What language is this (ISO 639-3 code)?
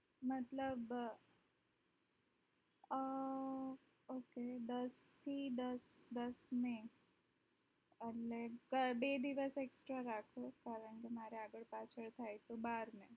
guj